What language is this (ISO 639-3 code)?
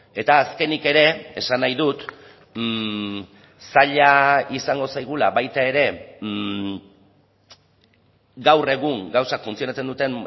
eus